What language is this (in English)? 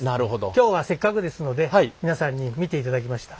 Japanese